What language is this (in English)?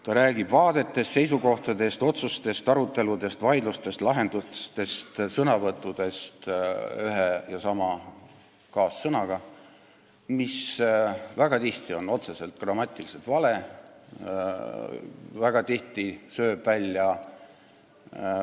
Estonian